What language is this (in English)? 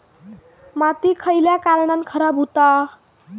Marathi